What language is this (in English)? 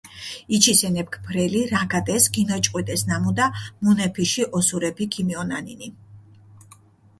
Mingrelian